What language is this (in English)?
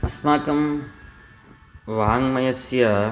Sanskrit